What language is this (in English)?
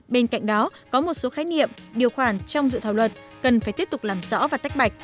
Vietnamese